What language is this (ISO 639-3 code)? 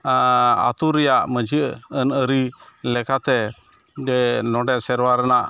sat